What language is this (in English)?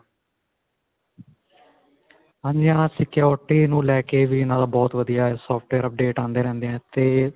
Punjabi